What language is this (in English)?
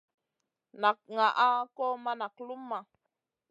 Masana